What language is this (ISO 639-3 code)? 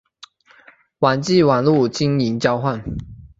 zho